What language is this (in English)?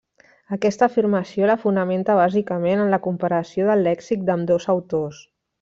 Catalan